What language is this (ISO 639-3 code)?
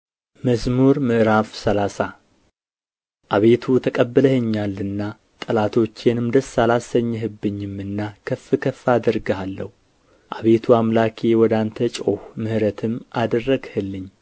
amh